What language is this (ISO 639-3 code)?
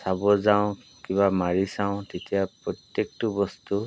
asm